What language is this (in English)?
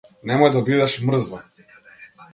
Macedonian